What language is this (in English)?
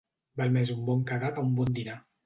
Catalan